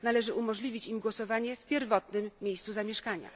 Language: Polish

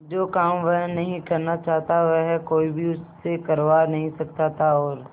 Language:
Hindi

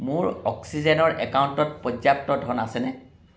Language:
Assamese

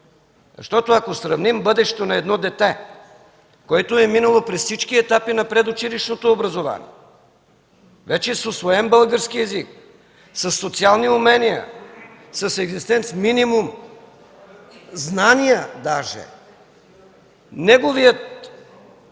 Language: Bulgarian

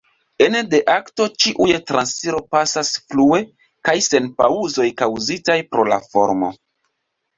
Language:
Esperanto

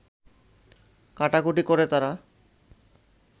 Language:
Bangla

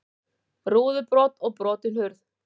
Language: Icelandic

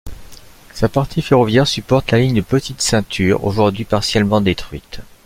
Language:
French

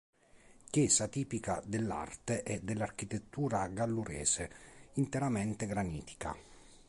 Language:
Italian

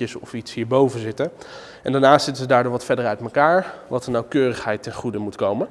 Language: Dutch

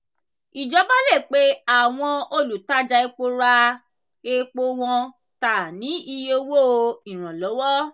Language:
Yoruba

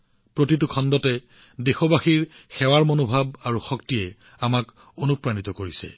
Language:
Assamese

